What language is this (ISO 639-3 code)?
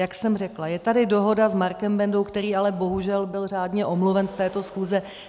ces